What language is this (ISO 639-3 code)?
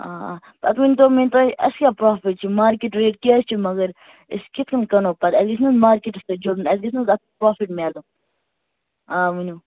kas